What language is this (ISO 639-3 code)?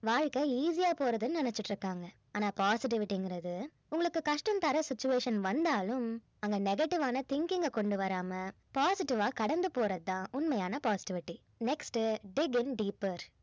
tam